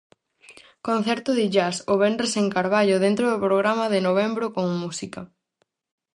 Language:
Galician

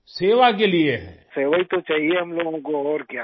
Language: Urdu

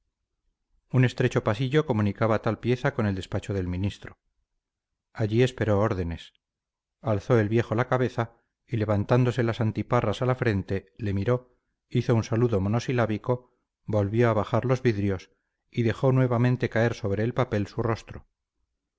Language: Spanish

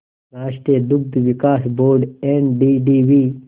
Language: Hindi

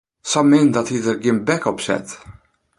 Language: Western Frisian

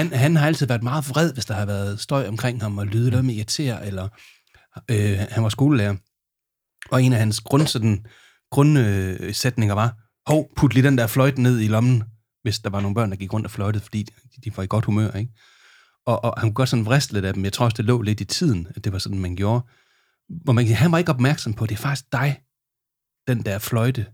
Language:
Danish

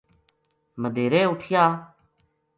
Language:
Gujari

